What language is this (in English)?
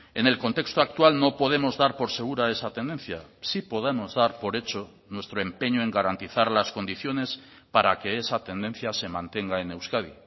Spanish